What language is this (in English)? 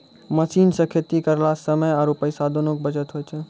Maithili